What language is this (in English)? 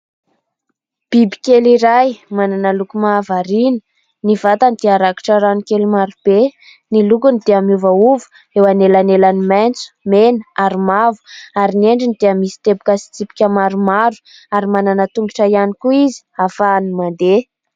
Malagasy